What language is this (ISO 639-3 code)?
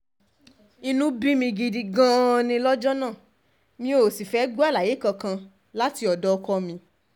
yor